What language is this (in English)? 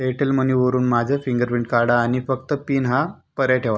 Marathi